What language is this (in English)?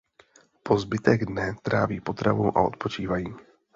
Czech